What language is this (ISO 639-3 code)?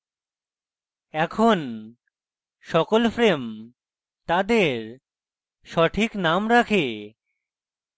ben